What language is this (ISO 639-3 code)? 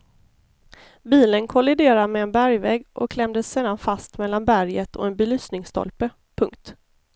swe